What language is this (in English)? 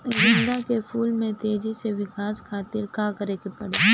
Bhojpuri